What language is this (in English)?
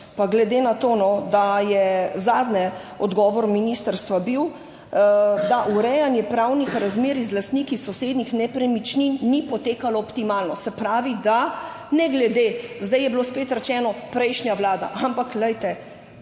Slovenian